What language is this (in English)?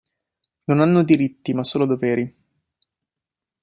Italian